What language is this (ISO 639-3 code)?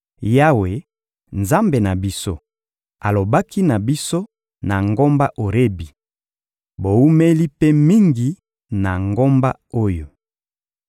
lin